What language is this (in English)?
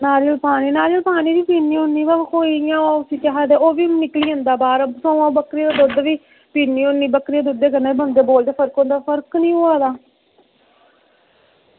Dogri